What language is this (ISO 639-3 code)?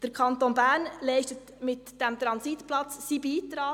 gsw